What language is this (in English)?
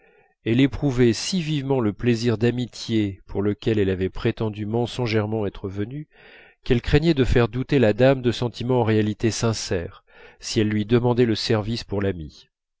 French